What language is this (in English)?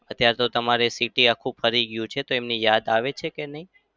Gujarati